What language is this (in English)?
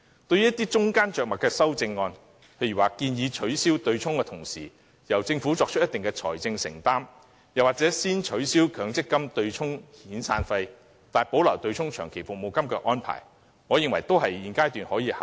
Cantonese